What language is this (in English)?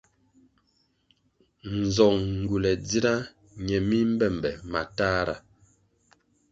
Kwasio